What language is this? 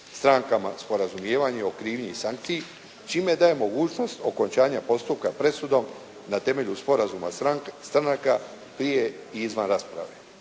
Croatian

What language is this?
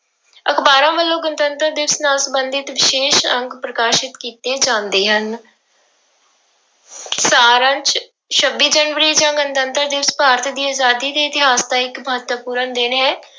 Punjabi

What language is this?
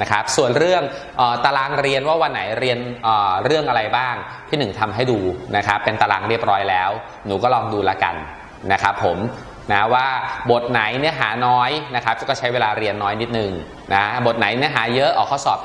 Thai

